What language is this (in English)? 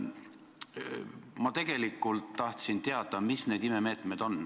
Estonian